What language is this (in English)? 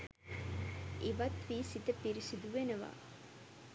Sinhala